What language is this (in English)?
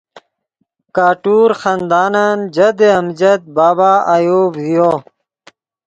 Yidgha